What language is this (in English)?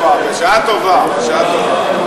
Hebrew